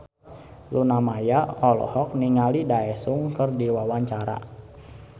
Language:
Sundanese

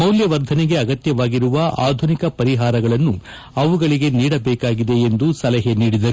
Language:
Kannada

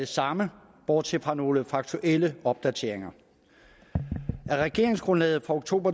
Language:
Danish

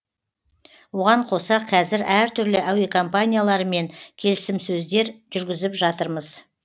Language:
Kazakh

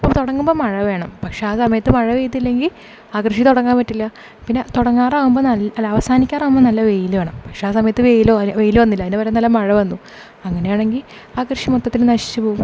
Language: Malayalam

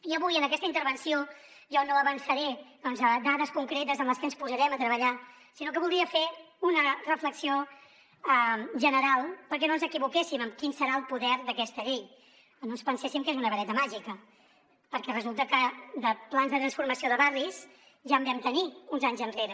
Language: Catalan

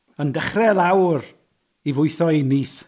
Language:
Welsh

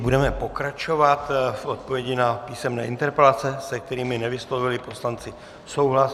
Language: Czech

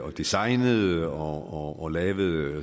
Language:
Danish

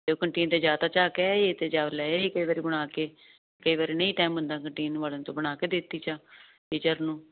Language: Punjabi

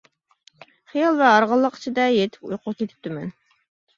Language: Uyghur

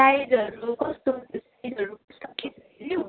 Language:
Nepali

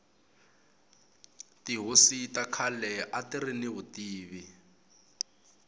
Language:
Tsonga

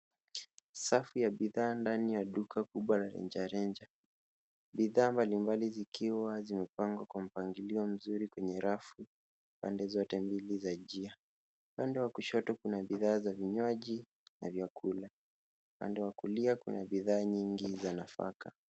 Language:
Swahili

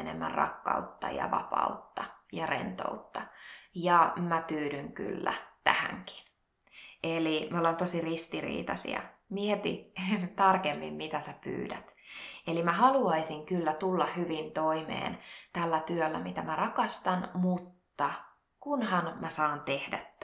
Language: Finnish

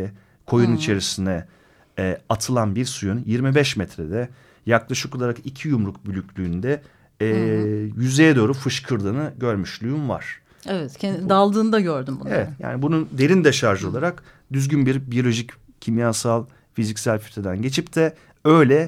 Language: Turkish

